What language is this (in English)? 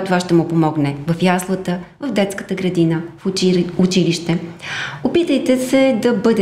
Russian